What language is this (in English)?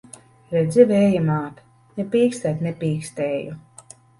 Latvian